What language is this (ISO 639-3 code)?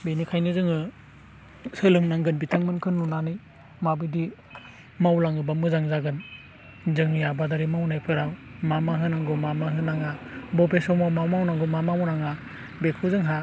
brx